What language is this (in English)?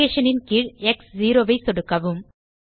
Tamil